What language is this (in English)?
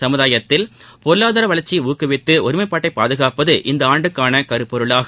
Tamil